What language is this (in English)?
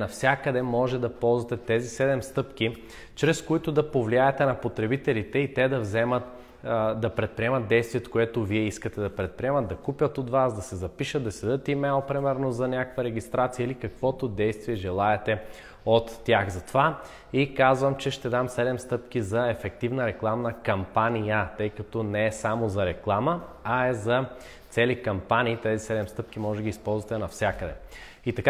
Bulgarian